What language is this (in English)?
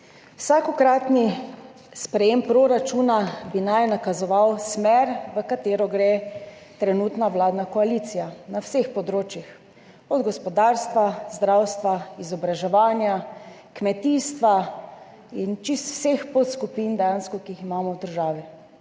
Slovenian